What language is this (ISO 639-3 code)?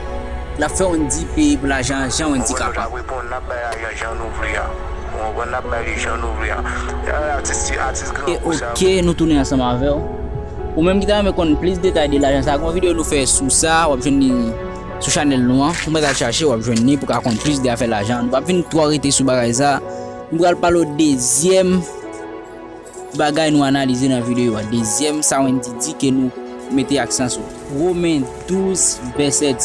fra